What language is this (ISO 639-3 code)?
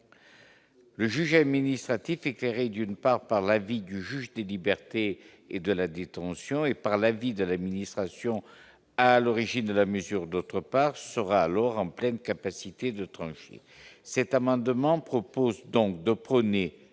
fra